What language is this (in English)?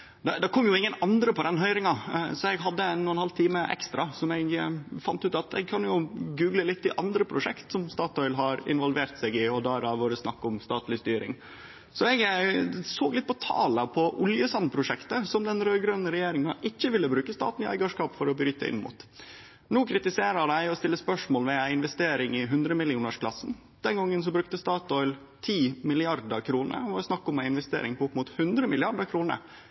Norwegian Nynorsk